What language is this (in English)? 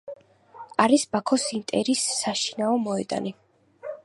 Georgian